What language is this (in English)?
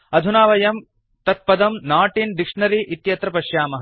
Sanskrit